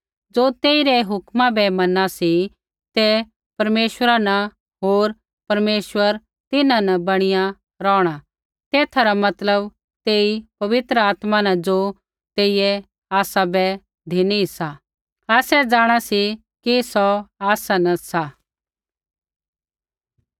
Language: Kullu Pahari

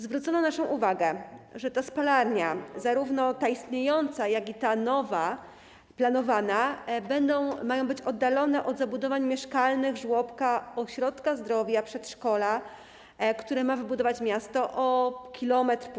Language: Polish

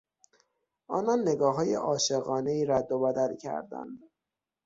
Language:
Persian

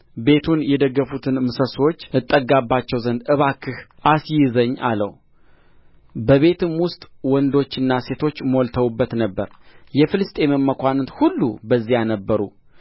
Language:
Amharic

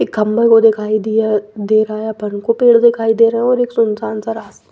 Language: Hindi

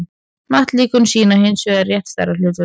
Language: Icelandic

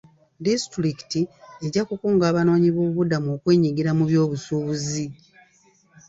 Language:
Ganda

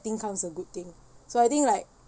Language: English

